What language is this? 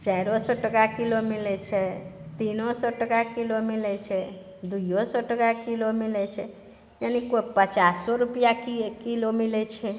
Maithili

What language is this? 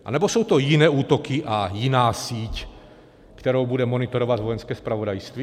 Czech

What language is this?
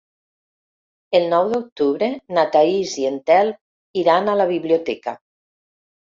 Catalan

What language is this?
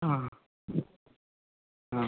Malayalam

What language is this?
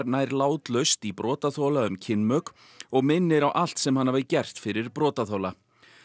Icelandic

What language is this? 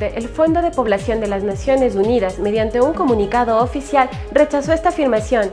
Spanish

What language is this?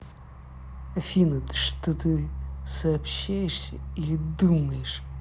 Russian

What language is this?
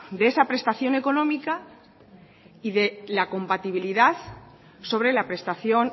Spanish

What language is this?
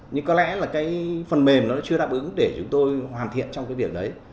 Vietnamese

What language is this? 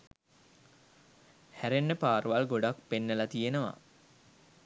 Sinhala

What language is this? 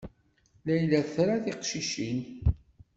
Kabyle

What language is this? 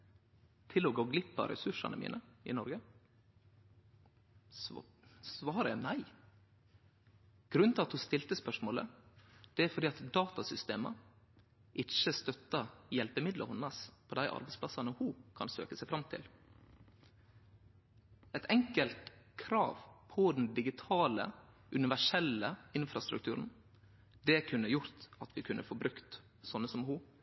Norwegian Nynorsk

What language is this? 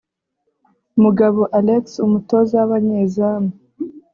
Kinyarwanda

